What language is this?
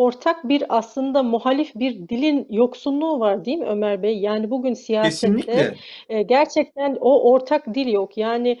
Turkish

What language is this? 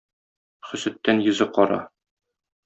Tatar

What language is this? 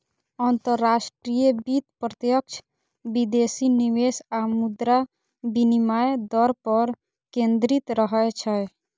Maithili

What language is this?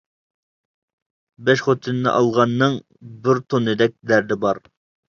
Uyghur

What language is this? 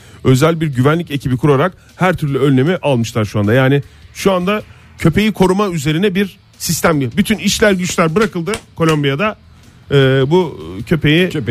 Turkish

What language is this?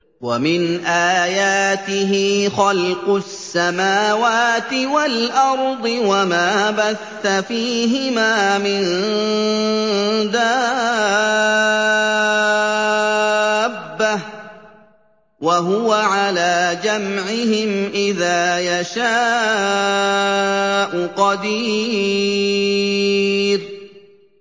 Arabic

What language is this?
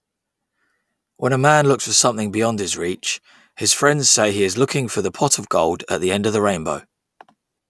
English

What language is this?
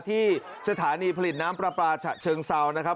Thai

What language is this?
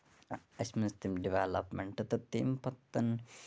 Kashmiri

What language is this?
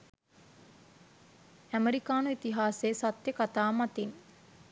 Sinhala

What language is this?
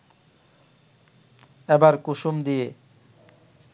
Bangla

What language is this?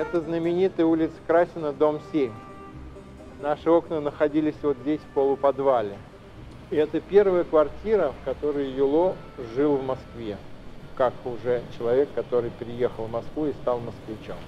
Russian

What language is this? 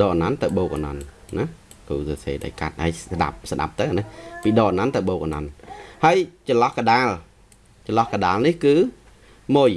Vietnamese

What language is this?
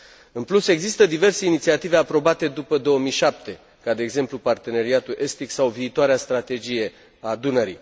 Romanian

